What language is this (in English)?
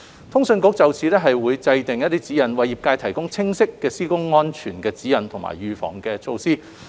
Cantonese